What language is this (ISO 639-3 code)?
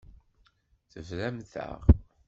kab